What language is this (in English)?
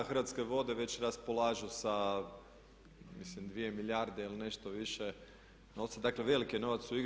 Croatian